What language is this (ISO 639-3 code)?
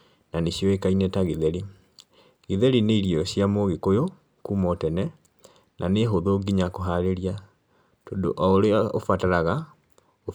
kik